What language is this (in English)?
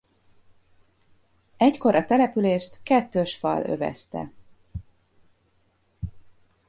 Hungarian